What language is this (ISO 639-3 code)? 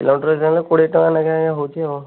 ori